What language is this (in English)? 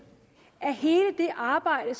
Danish